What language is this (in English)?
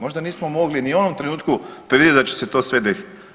Croatian